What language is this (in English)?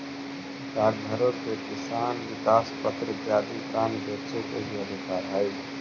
Magahi